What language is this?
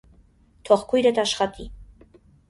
Armenian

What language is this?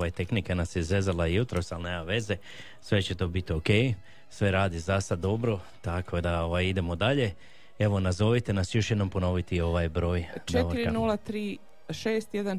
Croatian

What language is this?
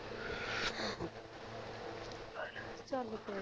Punjabi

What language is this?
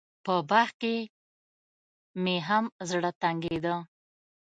Pashto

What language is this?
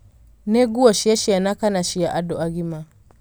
Kikuyu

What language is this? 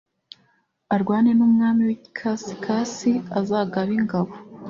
Kinyarwanda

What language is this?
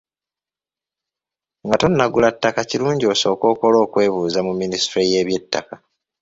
Ganda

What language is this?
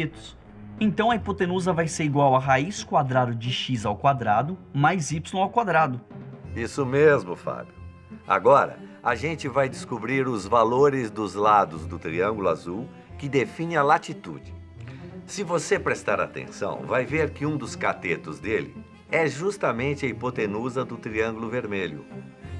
Portuguese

